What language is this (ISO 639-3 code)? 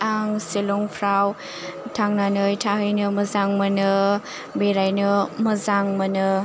brx